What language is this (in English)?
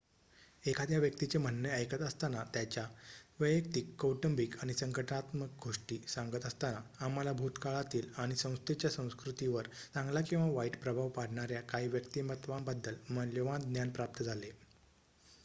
Marathi